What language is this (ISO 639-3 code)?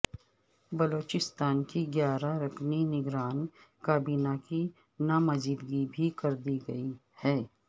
urd